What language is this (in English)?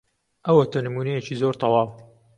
Central Kurdish